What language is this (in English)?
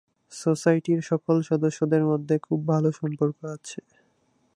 Bangla